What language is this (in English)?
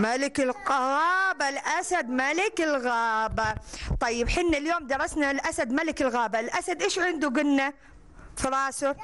Arabic